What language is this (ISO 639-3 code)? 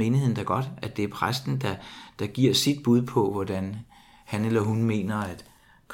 dan